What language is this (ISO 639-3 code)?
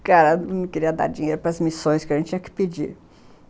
por